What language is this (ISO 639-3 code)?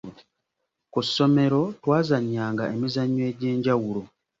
lug